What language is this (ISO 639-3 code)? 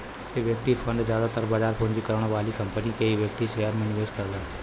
bho